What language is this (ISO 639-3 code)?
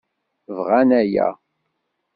kab